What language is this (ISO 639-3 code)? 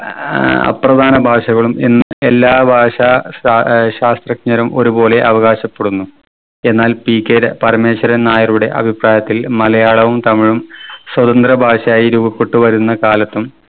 mal